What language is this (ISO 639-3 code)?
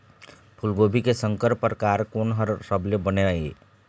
hne